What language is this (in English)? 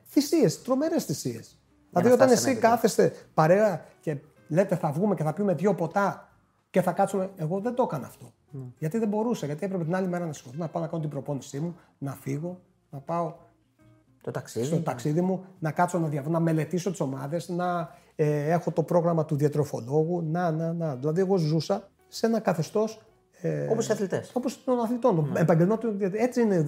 Greek